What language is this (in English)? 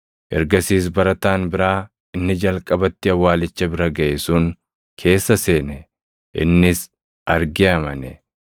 Oromo